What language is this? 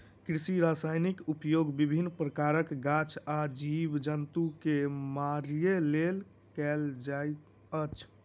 Maithili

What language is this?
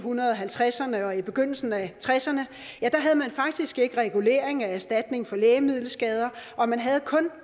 Danish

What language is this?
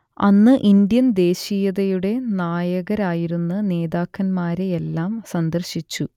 Malayalam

